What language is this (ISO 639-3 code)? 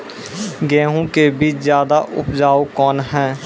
mai